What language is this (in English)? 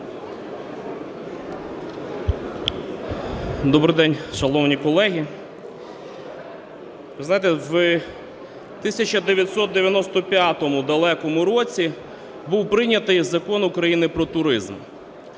Ukrainian